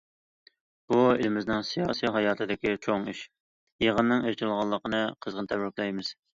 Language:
Uyghur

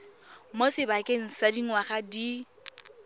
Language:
Tswana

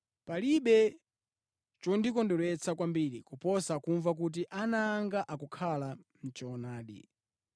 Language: Nyanja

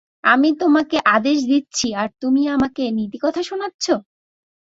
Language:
Bangla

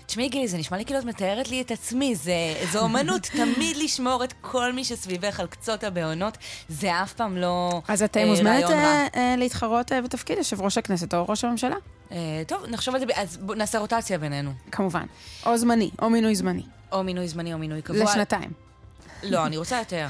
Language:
Hebrew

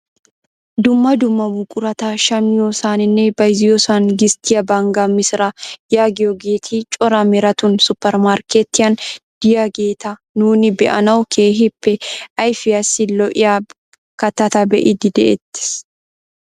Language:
Wolaytta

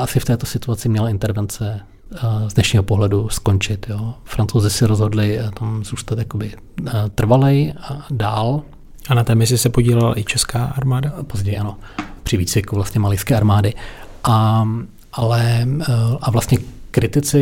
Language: Czech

